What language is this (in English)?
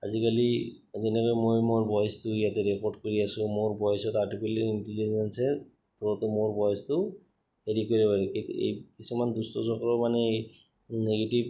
Assamese